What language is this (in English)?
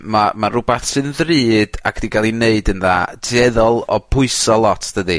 Welsh